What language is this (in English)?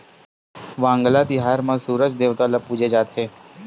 Chhattisgarhi